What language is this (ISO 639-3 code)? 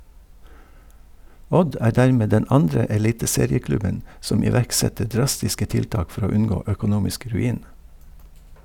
nor